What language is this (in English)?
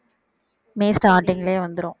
Tamil